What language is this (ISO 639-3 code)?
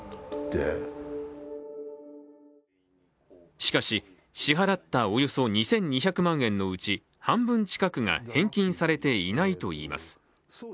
jpn